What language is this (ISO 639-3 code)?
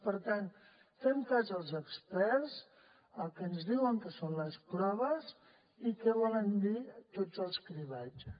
cat